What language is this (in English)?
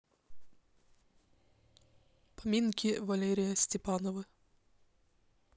Russian